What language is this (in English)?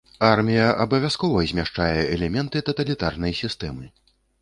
Belarusian